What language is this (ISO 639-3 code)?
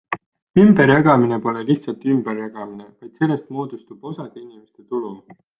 est